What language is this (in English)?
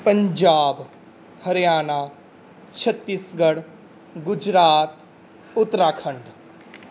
Punjabi